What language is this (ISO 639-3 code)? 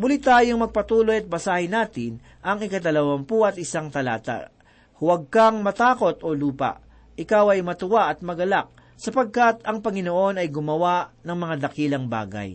fil